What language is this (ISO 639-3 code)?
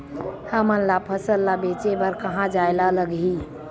hne